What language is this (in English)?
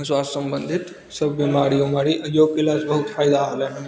Maithili